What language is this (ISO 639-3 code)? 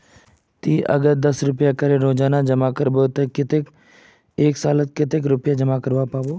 mag